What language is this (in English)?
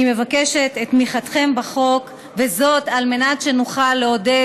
Hebrew